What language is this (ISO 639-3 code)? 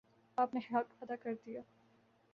urd